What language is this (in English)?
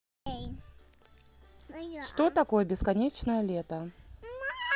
Russian